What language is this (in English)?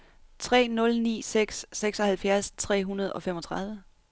Danish